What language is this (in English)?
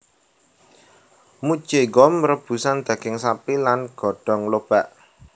Javanese